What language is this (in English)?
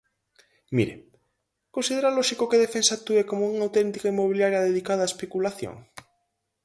Galician